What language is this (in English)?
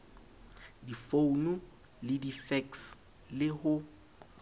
Southern Sotho